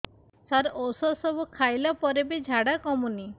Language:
Odia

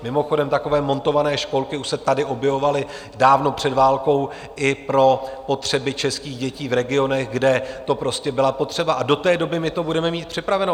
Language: Czech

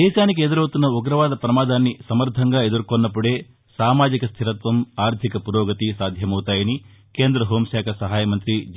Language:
Telugu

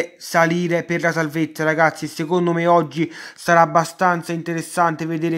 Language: Italian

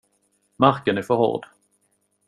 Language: Swedish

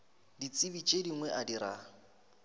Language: Northern Sotho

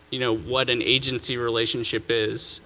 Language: English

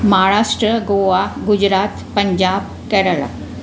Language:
Sindhi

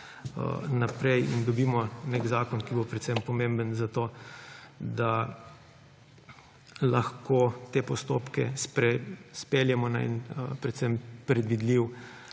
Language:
Slovenian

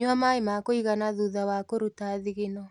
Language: Kikuyu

